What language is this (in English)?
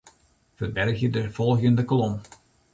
Western Frisian